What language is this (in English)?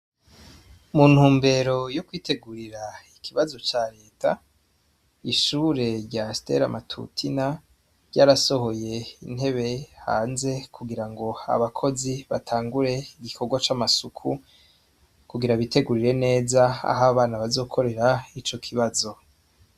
Rundi